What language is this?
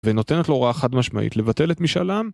Hebrew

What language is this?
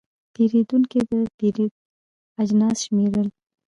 Pashto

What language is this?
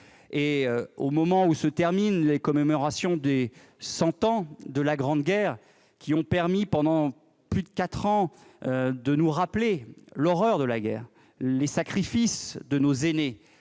French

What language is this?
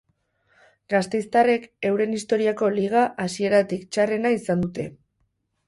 Basque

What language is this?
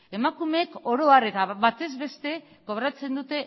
Basque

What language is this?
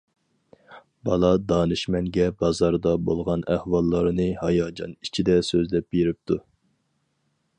Uyghur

